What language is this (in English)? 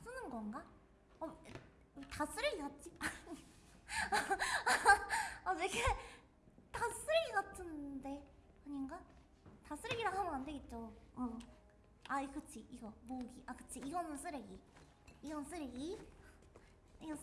Korean